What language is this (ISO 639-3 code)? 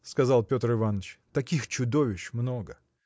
rus